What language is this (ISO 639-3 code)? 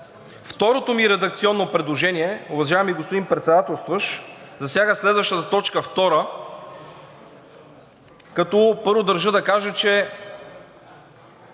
bul